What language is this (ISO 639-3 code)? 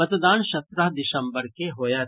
mai